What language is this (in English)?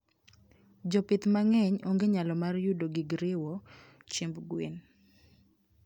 Luo (Kenya and Tanzania)